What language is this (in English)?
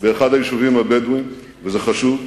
Hebrew